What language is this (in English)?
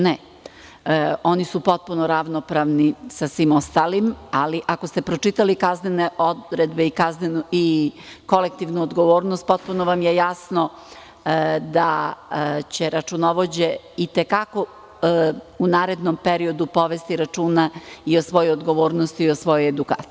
Serbian